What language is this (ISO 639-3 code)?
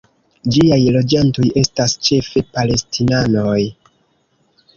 epo